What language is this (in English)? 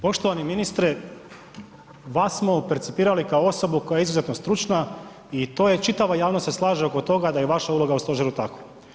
Croatian